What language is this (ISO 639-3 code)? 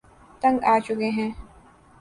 urd